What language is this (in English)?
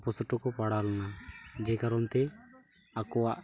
Santali